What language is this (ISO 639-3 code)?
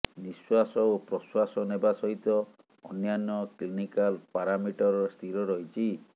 ori